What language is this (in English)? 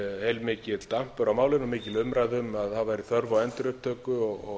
Icelandic